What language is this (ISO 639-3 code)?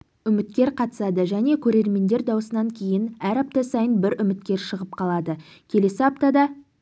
kaz